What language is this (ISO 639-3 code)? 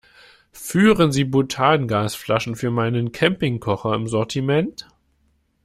deu